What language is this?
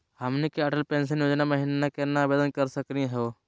Magahi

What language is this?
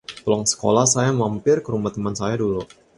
Indonesian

